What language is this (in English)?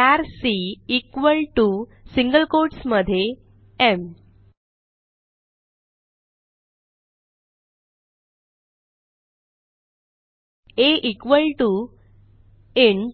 Marathi